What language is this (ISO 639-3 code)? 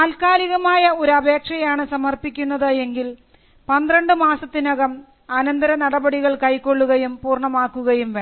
mal